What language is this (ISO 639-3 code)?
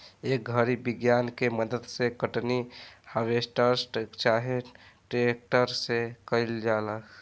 bho